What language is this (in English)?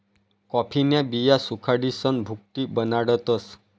Marathi